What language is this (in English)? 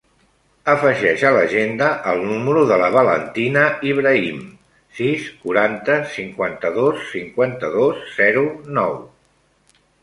Catalan